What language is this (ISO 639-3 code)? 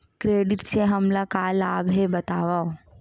hne